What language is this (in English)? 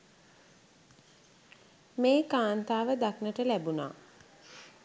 Sinhala